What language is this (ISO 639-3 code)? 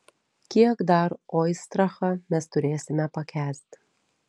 lit